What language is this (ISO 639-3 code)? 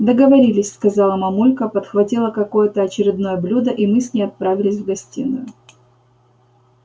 rus